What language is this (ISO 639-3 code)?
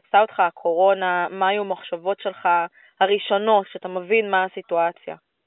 heb